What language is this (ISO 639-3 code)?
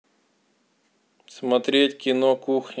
rus